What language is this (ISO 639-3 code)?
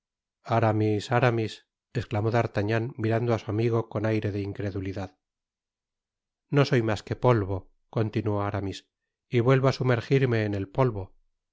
spa